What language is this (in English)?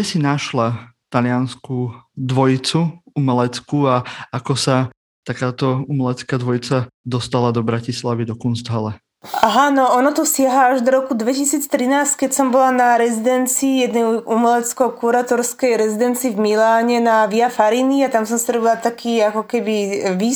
Slovak